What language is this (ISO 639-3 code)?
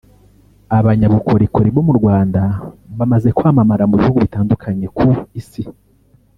kin